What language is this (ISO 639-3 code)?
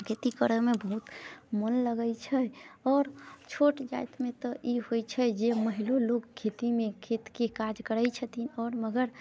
mai